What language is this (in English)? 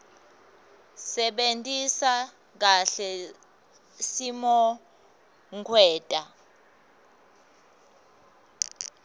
Swati